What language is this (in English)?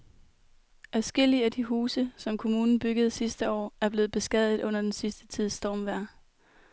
Danish